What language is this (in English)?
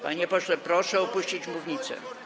Polish